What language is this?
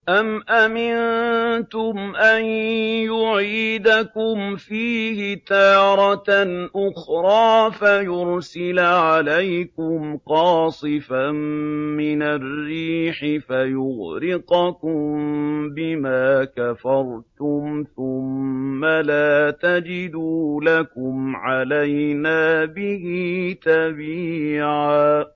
Arabic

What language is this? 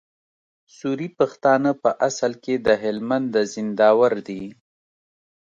Pashto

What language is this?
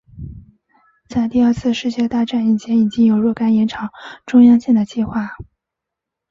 Chinese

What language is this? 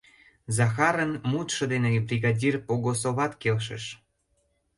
Mari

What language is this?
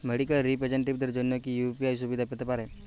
Bangla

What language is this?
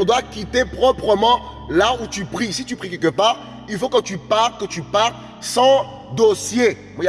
French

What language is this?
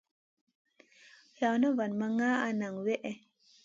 Masana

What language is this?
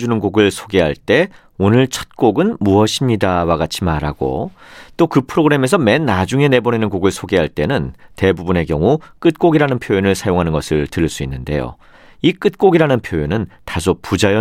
Korean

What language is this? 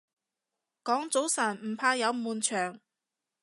Cantonese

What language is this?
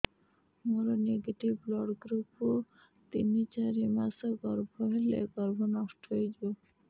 Odia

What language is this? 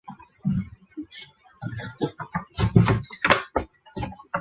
Chinese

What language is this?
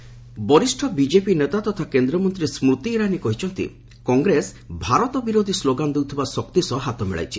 Odia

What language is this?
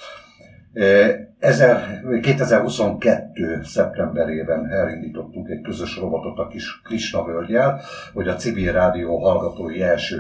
Hungarian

